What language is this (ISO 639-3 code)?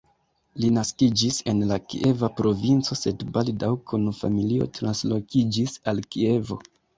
epo